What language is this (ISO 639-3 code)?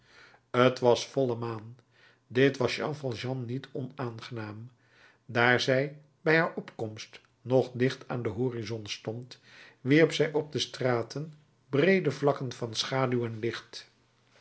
nld